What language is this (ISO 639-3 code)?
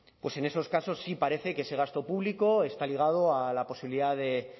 spa